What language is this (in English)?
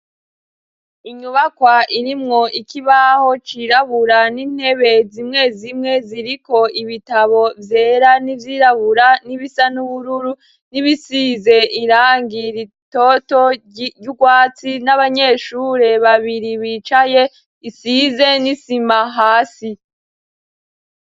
Rundi